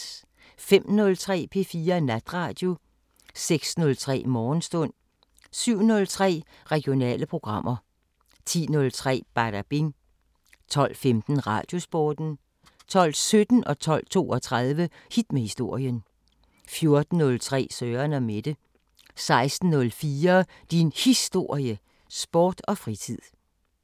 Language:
Danish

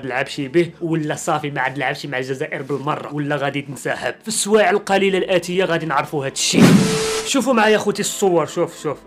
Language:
Arabic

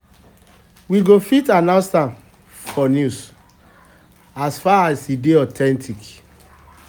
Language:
Nigerian Pidgin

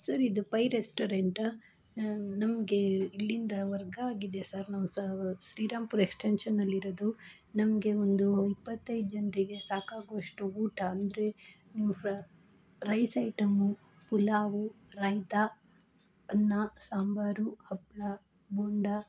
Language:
Kannada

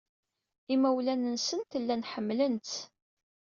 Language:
Kabyle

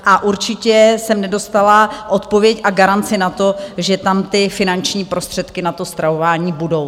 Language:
Czech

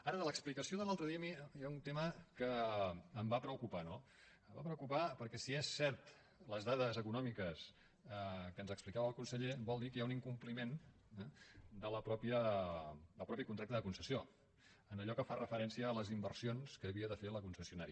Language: Catalan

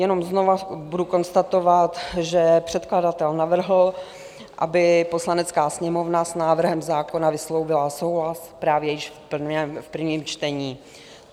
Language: Czech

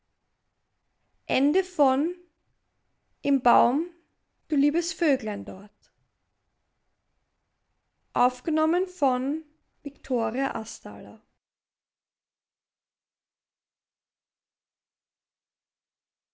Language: German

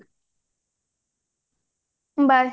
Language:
Odia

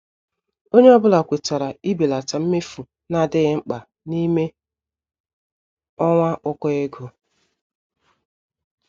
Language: Igbo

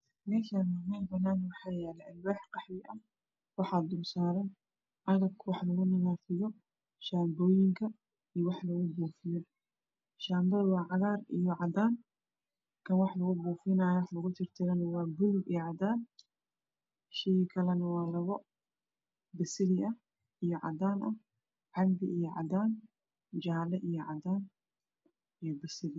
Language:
Somali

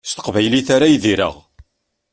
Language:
Kabyle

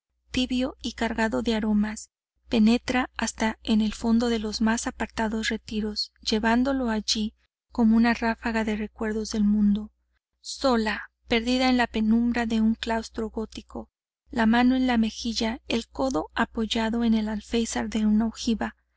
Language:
Spanish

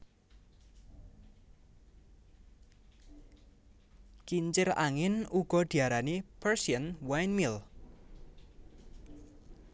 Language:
Javanese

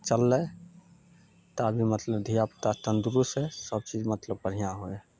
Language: Maithili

